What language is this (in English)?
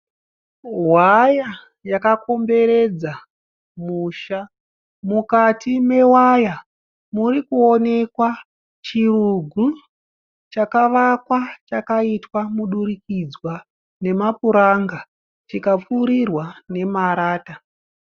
Shona